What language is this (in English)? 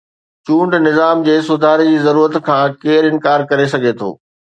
Sindhi